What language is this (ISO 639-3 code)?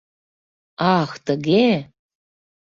chm